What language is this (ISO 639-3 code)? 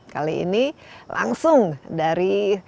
ind